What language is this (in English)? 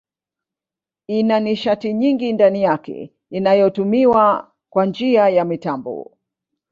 Swahili